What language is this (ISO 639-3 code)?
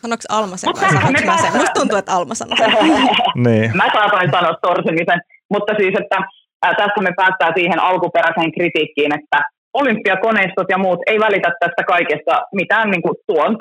fin